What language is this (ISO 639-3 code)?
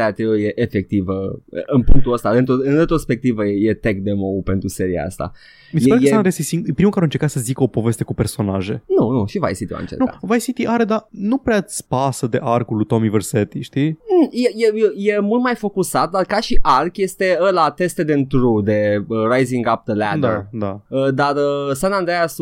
ron